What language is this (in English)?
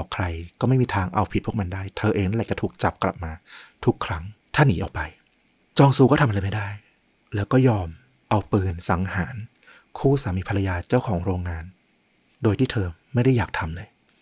Thai